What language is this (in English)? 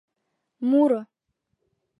Mari